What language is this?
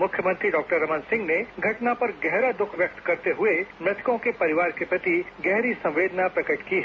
Hindi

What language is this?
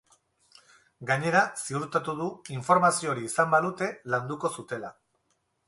Basque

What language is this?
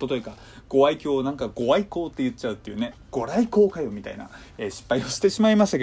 Japanese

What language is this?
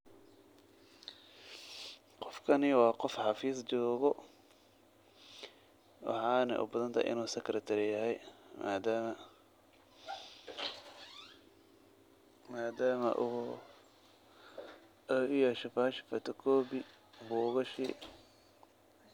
Somali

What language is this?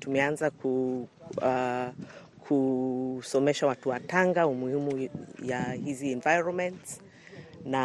Swahili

